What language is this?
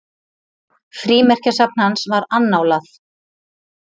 Icelandic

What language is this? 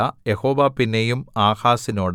Malayalam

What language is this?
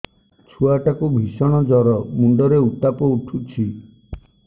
Odia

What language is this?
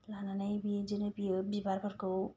Bodo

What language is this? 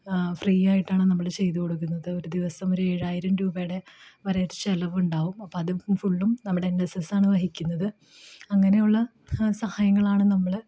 Malayalam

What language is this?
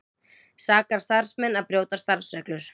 Icelandic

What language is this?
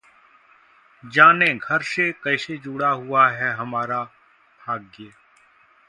Hindi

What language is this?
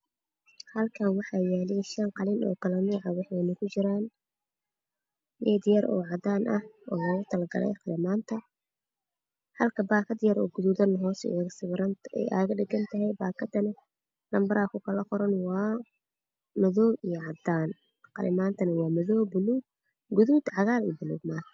Somali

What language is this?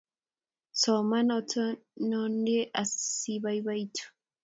Kalenjin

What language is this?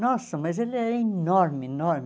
Portuguese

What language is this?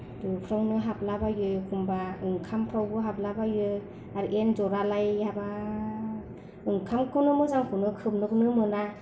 Bodo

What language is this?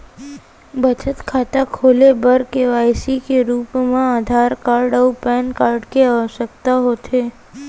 Chhattisgarhi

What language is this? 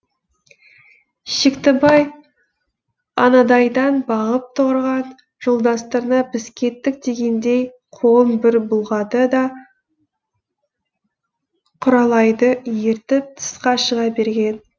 Kazakh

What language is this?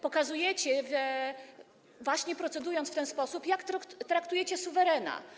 Polish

